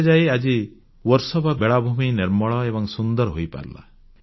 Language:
Odia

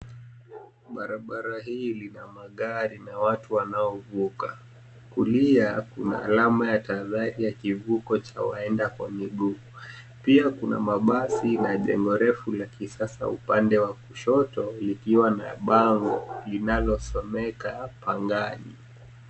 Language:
Swahili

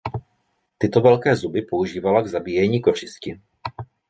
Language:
Czech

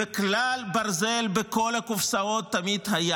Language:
Hebrew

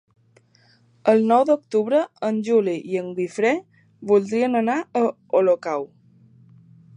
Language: Catalan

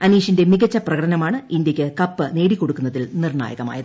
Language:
Malayalam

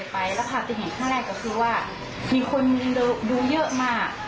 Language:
Thai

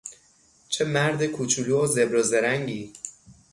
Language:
Persian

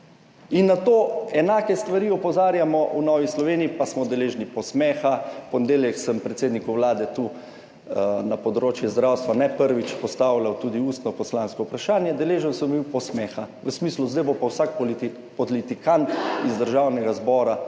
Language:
Slovenian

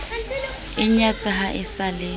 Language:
Southern Sotho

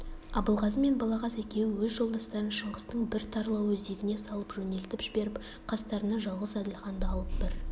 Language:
Kazakh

